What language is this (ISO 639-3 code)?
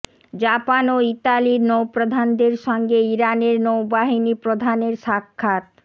ben